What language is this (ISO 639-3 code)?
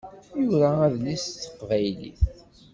kab